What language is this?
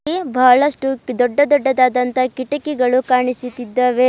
Kannada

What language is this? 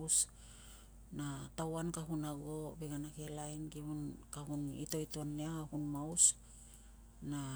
Tungag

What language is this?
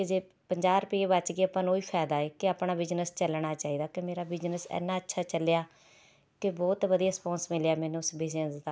Punjabi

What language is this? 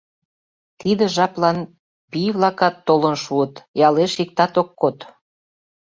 Mari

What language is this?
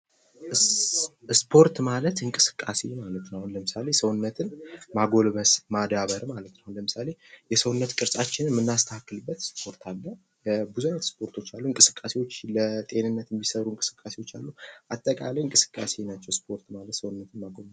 Amharic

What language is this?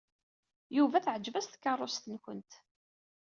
Kabyle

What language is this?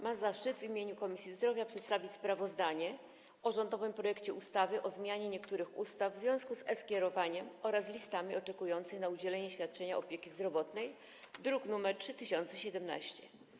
Polish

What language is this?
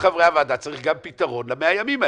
Hebrew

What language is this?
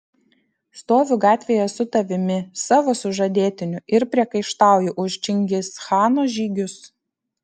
Lithuanian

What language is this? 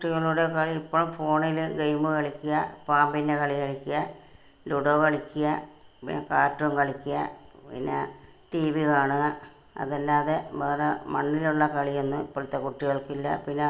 Malayalam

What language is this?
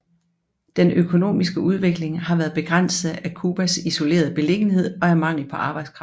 Danish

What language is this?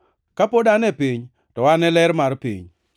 Luo (Kenya and Tanzania)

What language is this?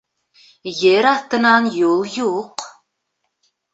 Bashkir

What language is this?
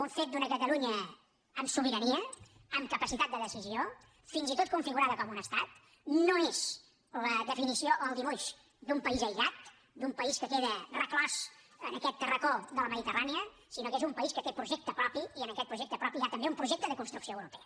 Catalan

